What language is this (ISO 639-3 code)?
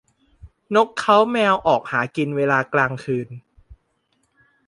tha